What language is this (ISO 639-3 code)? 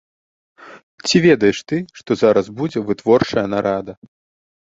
bel